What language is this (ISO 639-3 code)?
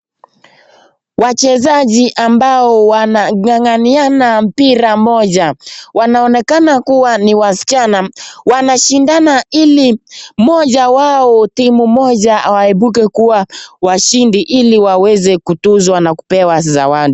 swa